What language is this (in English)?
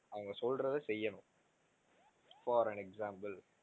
Tamil